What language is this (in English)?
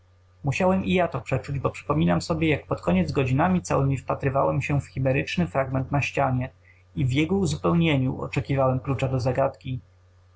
Polish